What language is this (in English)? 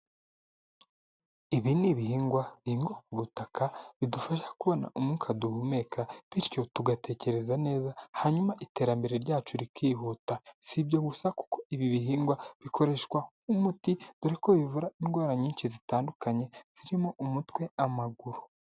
Kinyarwanda